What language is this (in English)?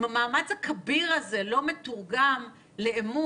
Hebrew